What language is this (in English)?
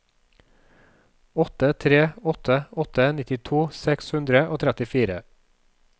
Norwegian